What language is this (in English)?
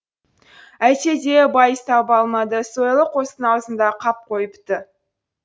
Kazakh